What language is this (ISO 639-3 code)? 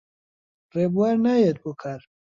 ckb